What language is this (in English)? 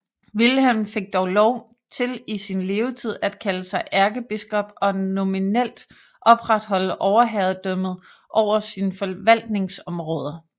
Danish